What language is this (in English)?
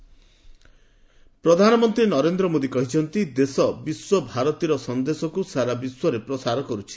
Odia